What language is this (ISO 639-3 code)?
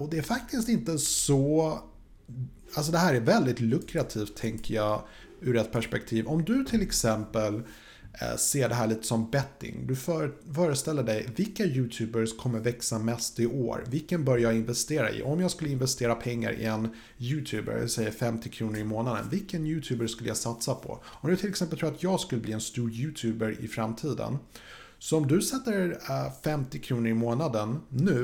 swe